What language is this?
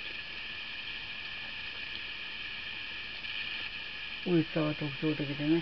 Japanese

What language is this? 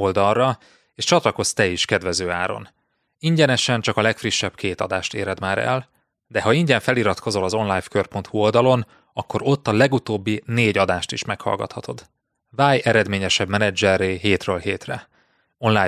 Hungarian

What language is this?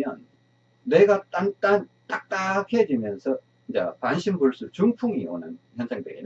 Korean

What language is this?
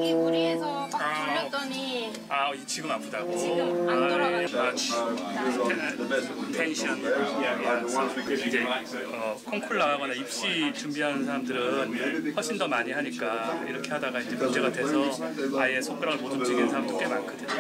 Korean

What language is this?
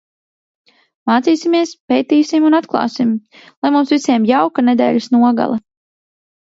Latvian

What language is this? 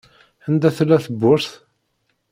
Kabyle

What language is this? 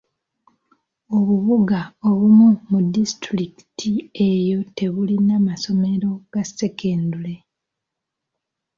Ganda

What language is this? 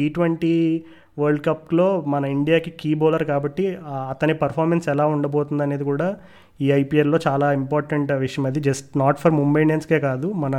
Telugu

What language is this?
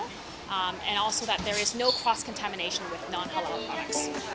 Indonesian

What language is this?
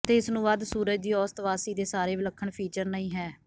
Punjabi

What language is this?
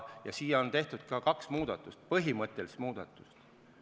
Estonian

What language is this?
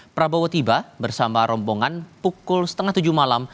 Indonesian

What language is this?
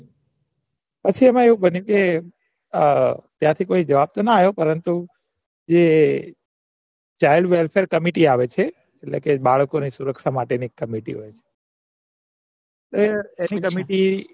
Gujarati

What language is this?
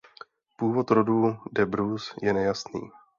Czech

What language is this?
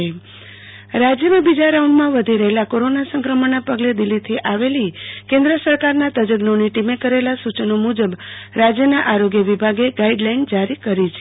Gujarati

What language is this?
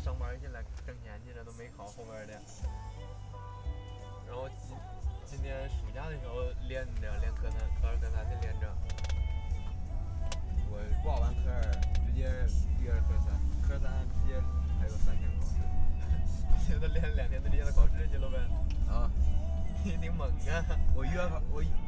Chinese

